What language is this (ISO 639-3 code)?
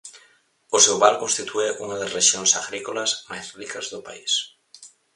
glg